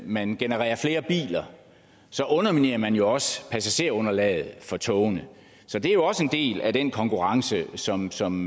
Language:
Danish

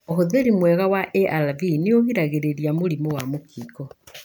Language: Kikuyu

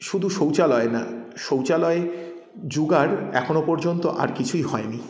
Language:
Bangla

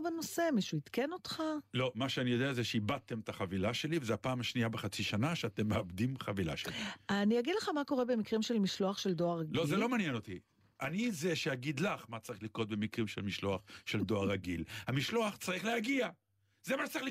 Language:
Hebrew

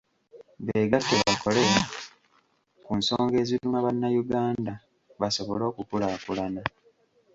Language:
Ganda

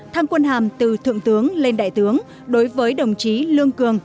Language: Vietnamese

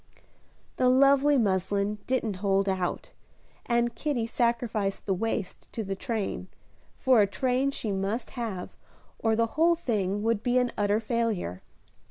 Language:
English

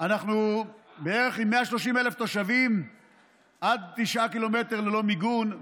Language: Hebrew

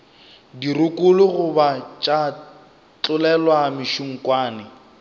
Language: Northern Sotho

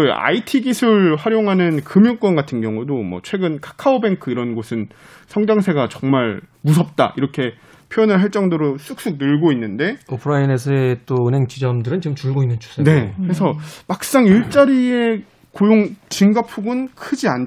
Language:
Korean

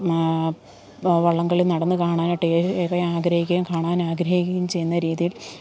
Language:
Malayalam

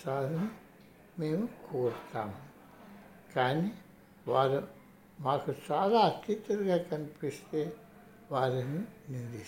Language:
Telugu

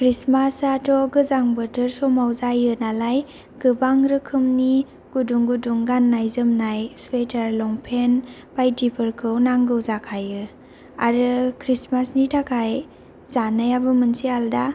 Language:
Bodo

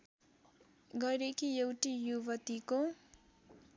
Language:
Nepali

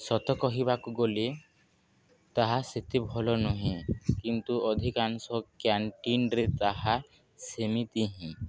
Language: Odia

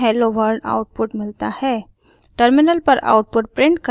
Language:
Hindi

